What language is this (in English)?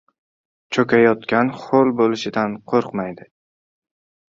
Uzbek